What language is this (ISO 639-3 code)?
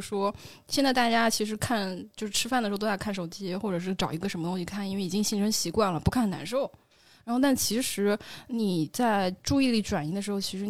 zho